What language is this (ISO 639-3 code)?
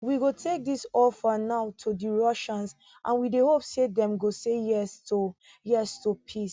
pcm